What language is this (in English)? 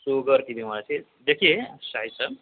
Urdu